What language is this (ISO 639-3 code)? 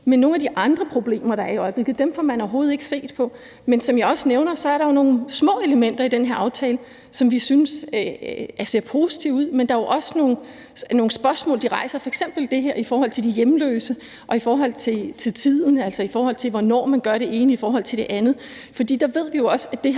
dan